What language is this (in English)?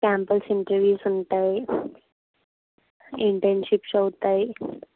Telugu